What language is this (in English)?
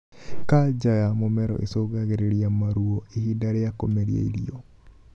Kikuyu